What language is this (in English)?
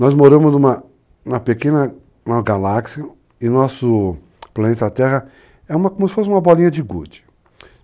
Portuguese